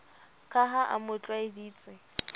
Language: Southern Sotho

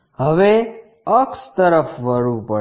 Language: Gujarati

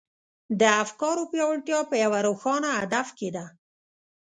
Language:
Pashto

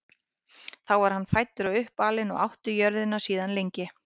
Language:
Icelandic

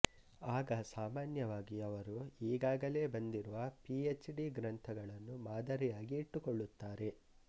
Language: Kannada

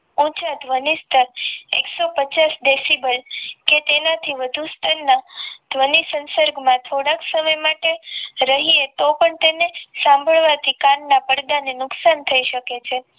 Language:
Gujarati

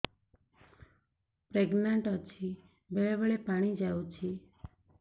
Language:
Odia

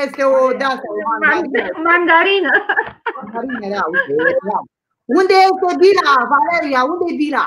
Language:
Romanian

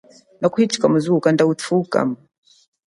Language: Chokwe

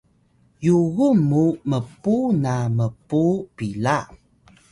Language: Atayal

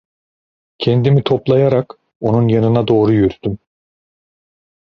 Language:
Turkish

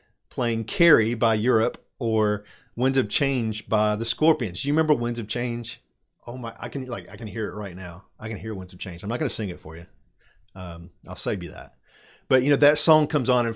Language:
English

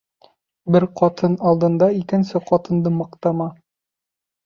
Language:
Bashkir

